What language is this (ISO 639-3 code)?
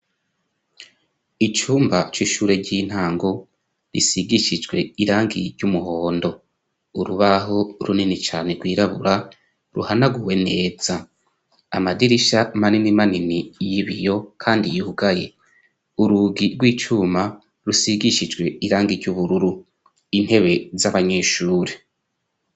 run